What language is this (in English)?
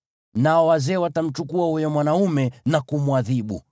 Swahili